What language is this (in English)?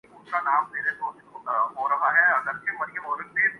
Urdu